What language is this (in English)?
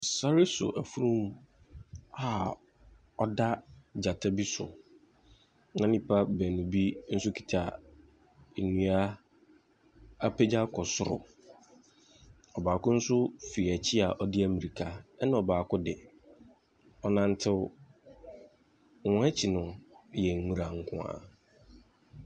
Akan